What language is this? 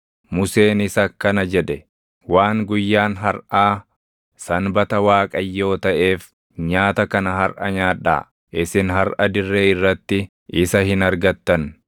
Oromo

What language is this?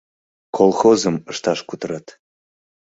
Mari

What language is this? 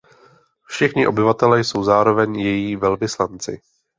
Czech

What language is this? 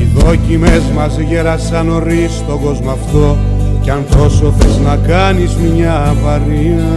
Greek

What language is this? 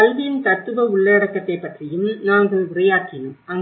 Tamil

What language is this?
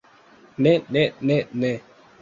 Esperanto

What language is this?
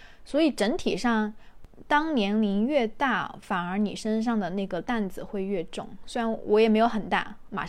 Chinese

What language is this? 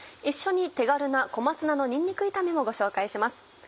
Japanese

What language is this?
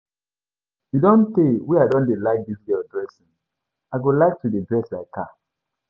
Nigerian Pidgin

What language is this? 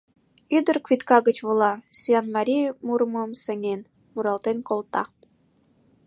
Mari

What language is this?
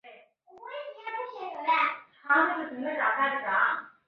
Chinese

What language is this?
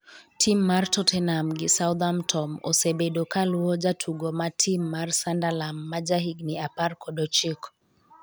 Luo (Kenya and Tanzania)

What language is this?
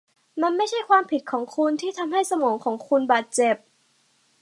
Thai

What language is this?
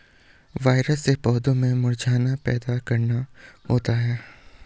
Hindi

